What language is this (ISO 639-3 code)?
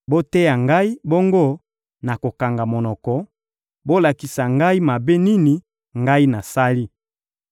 lin